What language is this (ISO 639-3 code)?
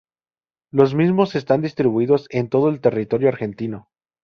spa